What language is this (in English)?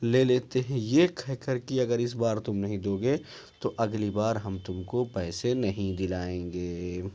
Urdu